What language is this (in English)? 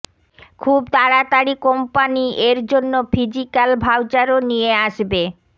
Bangla